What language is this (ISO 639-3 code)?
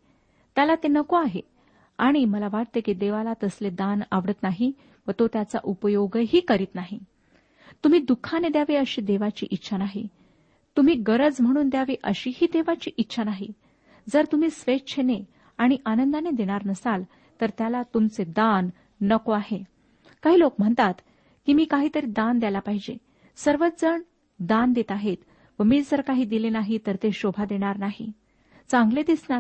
mar